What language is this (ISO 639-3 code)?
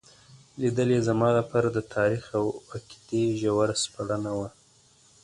pus